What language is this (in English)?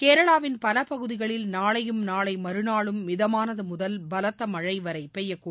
Tamil